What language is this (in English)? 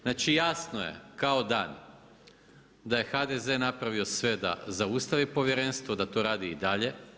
Croatian